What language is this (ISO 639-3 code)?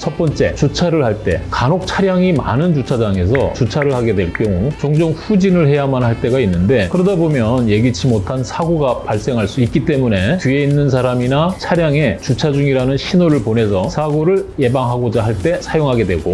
kor